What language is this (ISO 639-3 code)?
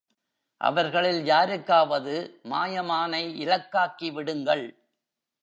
tam